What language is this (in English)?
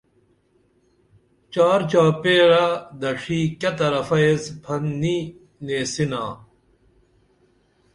Dameli